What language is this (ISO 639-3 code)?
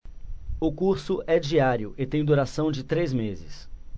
por